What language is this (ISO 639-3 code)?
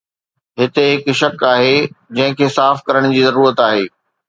snd